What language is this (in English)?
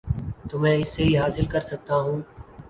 Urdu